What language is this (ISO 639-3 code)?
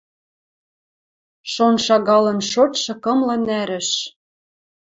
mrj